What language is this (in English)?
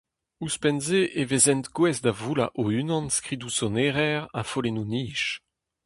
Breton